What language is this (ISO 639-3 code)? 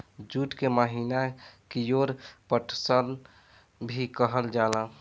bho